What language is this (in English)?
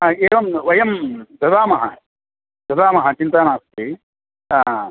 Sanskrit